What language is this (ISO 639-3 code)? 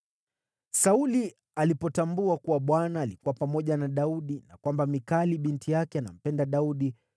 swa